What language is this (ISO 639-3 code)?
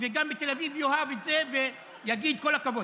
heb